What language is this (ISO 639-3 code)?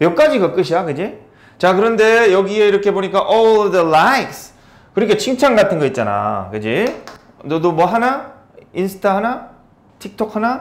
kor